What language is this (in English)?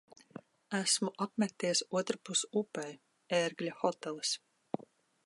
Latvian